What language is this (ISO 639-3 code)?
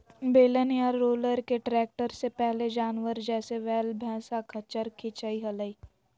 mag